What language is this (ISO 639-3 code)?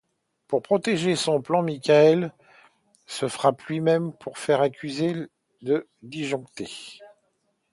fra